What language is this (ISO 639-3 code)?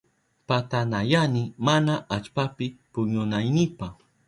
qup